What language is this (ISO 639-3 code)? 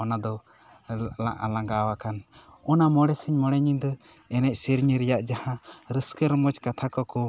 sat